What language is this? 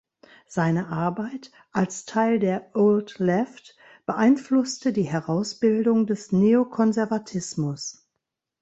German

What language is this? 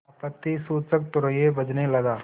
Hindi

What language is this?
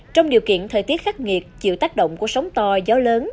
Vietnamese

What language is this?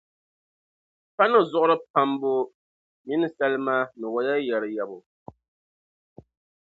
Dagbani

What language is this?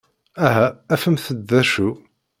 Kabyle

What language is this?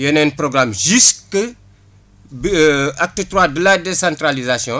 Wolof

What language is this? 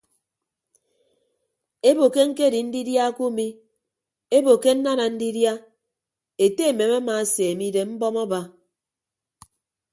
Ibibio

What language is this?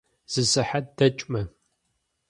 Kabardian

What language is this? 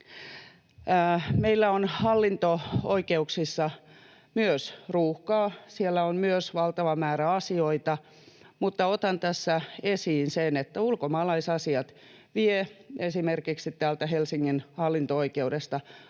Finnish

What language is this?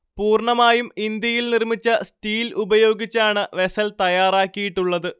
Malayalam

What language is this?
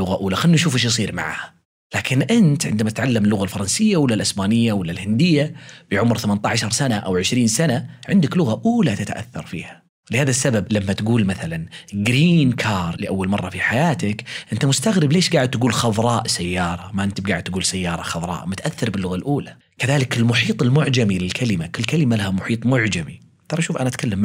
Arabic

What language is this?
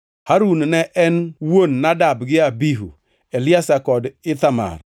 Luo (Kenya and Tanzania)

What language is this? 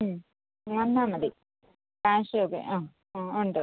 Malayalam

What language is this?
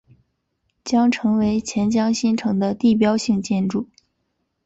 Chinese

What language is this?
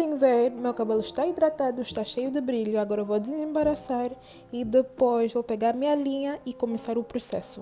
Portuguese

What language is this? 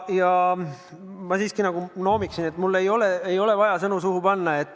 Estonian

